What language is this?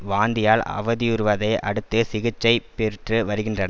Tamil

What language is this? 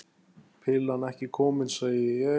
Icelandic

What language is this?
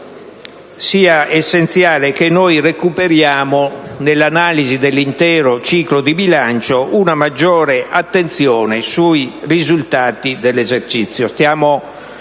Italian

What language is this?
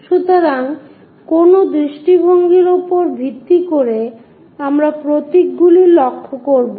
Bangla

